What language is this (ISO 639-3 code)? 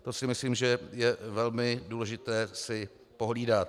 ces